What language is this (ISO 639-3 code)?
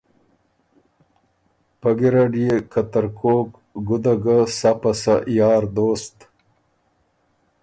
oru